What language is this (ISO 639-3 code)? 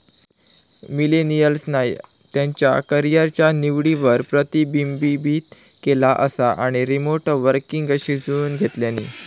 mar